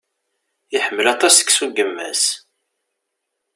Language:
Kabyle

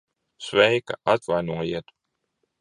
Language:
Latvian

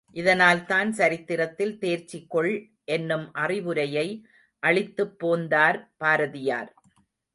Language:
Tamil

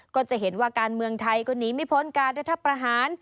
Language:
Thai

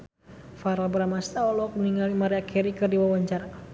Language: Sundanese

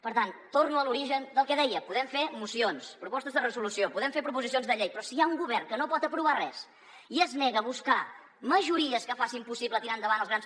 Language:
Catalan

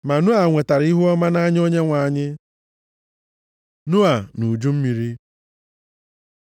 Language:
Igbo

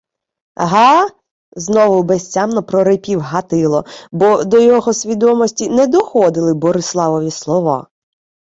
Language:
Ukrainian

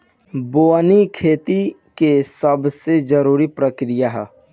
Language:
Bhojpuri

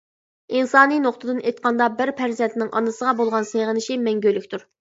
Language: Uyghur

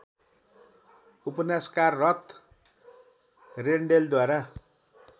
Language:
Nepali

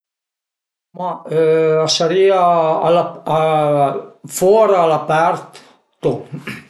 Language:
Piedmontese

